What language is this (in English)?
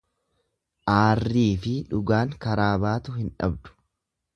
Oromo